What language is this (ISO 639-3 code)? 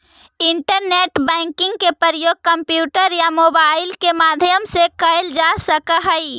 mag